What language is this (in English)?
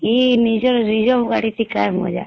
Odia